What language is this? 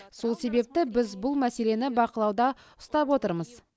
Kazakh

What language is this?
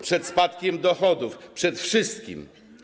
Polish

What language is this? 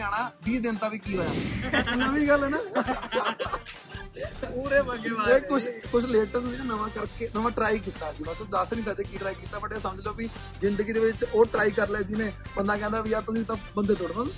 Punjabi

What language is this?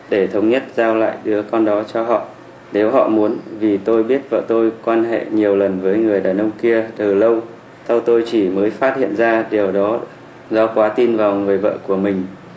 Vietnamese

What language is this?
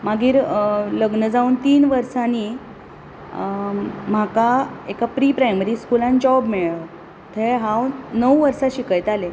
Konkani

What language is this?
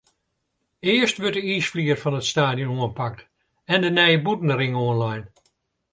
Western Frisian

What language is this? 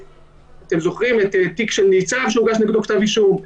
Hebrew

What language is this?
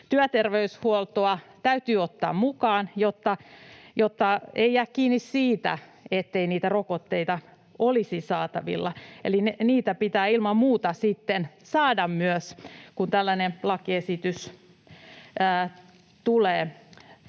Finnish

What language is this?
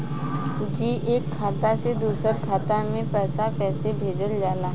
Bhojpuri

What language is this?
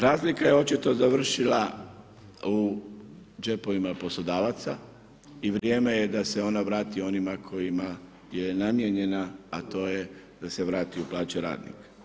Croatian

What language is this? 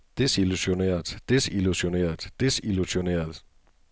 Danish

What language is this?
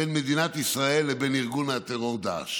Hebrew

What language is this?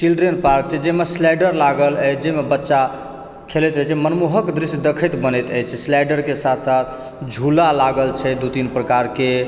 Maithili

